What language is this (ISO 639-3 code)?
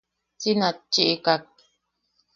yaq